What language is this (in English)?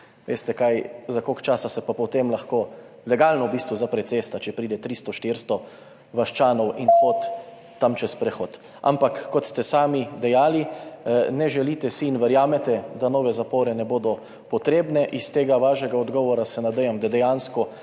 Slovenian